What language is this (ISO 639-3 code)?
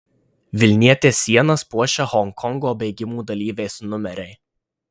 lit